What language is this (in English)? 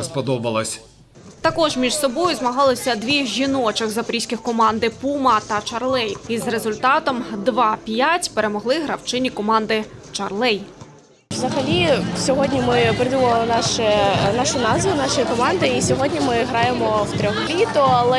Ukrainian